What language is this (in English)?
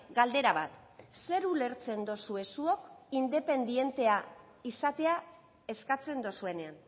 Basque